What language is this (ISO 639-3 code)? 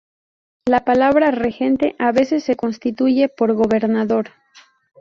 spa